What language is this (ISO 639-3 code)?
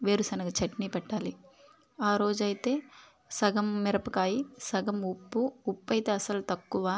tel